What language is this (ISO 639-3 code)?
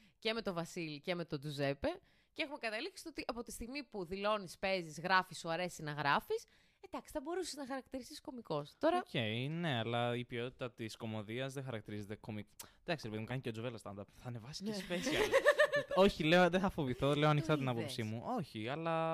ell